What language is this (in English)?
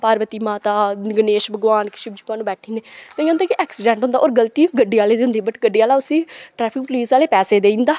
Dogri